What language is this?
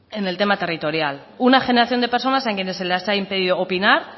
Spanish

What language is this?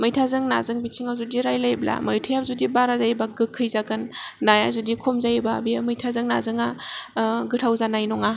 Bodo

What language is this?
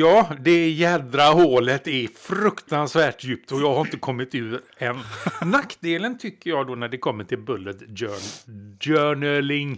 Swedish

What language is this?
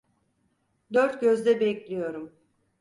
Turkish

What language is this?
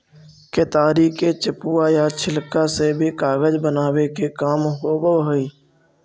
Magahi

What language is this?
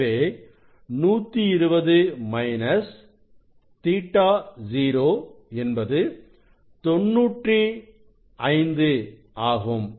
Tamil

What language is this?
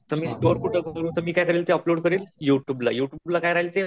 Marathi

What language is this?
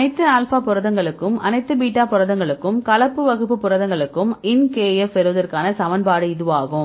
Tamil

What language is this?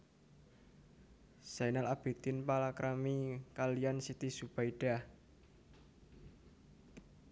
Javanese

